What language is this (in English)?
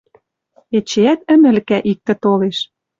Western Mari